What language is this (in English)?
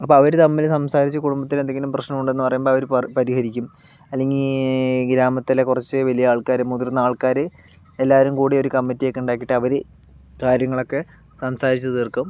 Malayalam